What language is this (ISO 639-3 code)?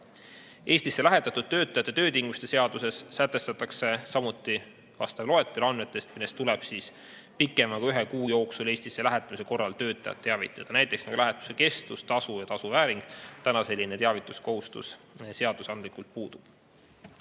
est